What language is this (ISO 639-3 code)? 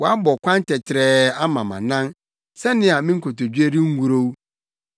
aka